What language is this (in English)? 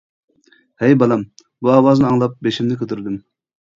Uyghur